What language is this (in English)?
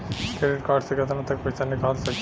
Bhojpuri